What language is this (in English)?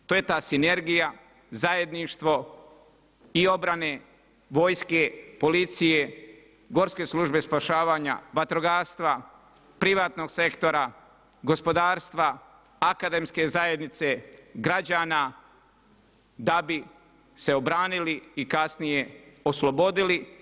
Croatian